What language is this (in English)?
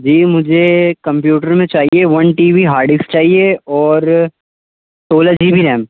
Urdu